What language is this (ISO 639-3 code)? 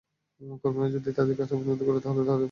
ben